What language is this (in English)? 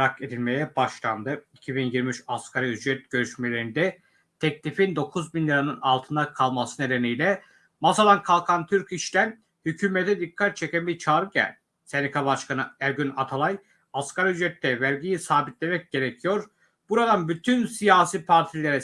Turkish